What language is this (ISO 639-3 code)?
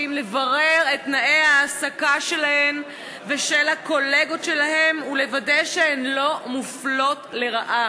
heb